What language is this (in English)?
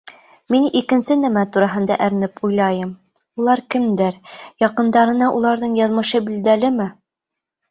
Bashkir